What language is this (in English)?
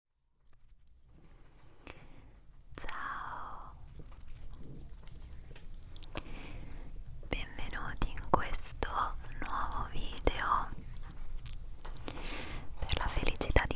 Italian